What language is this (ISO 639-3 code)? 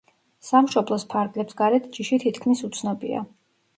kat